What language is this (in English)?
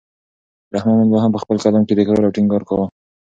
Pashto